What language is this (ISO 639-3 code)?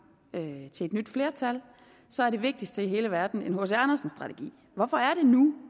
dan